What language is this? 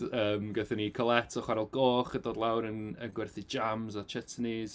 Welsh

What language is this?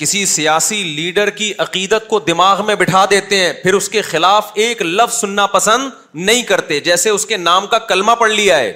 Urdu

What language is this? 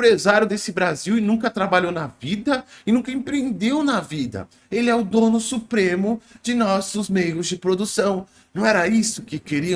Portuguese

